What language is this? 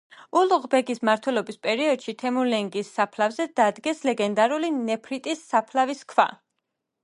Georgian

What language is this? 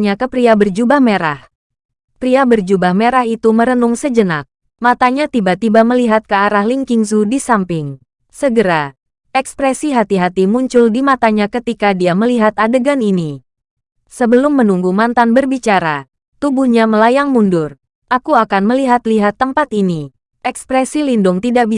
Indonesian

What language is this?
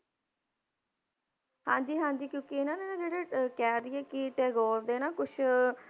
Punjabi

